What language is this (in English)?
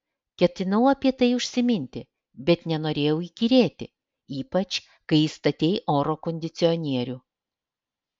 Lithuanian